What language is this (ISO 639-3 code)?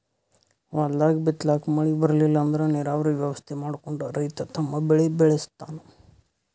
kan